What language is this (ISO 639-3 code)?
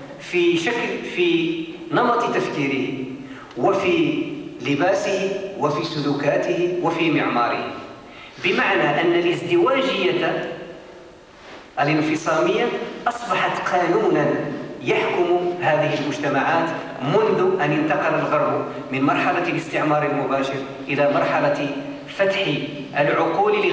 ara